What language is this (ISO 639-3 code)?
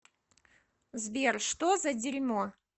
rus